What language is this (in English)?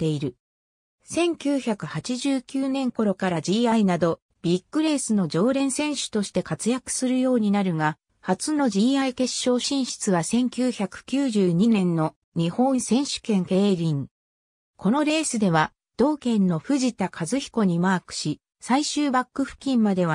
Japanese